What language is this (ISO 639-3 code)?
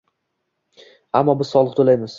uzb